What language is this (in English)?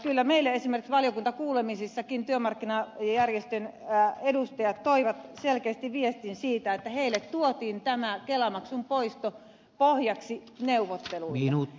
Finnish